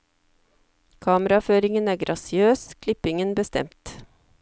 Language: Norwegian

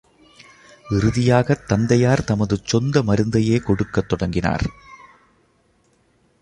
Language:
Tamil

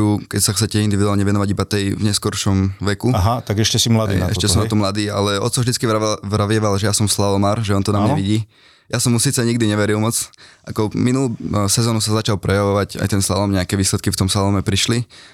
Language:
Slovak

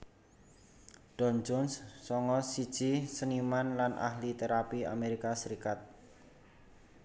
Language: Javanese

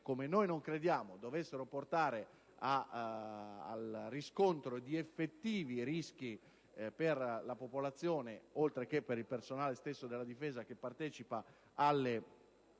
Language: Italian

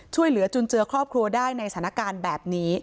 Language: Thai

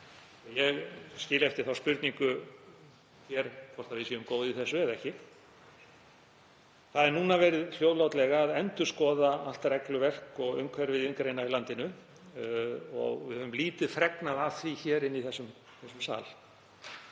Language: Icelandic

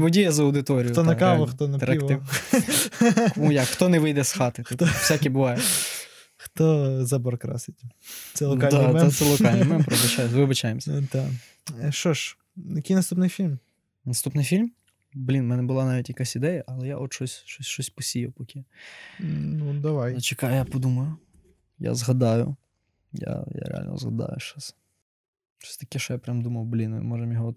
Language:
Ukrainian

